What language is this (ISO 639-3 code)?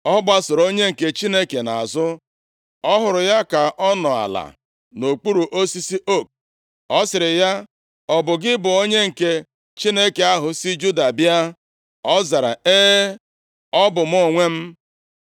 ibo